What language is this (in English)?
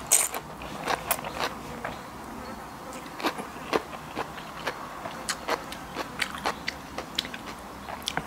Thai